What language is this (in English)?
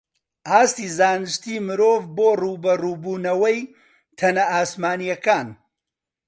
Central Kurdish